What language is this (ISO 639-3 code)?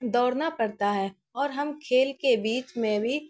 urd